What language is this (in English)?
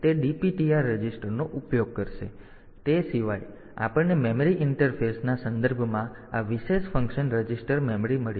Gujarati